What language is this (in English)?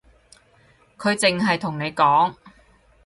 Cantonese